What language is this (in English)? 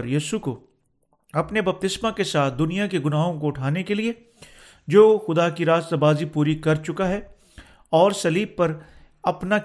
Urdu